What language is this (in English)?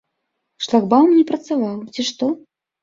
Belarusian